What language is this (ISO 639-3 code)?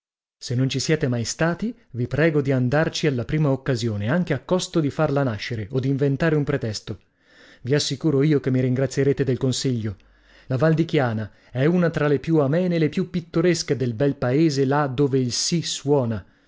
ita